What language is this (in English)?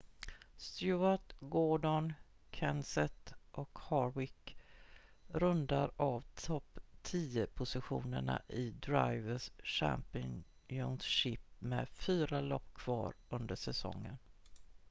Swedish